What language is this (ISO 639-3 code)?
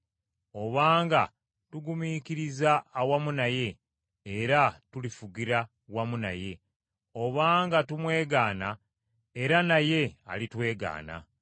lug